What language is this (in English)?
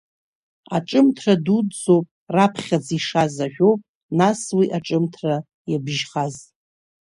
Abkhazian